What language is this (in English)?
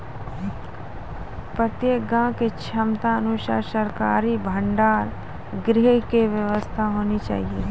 Maithili